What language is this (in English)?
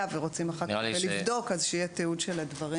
Hebrew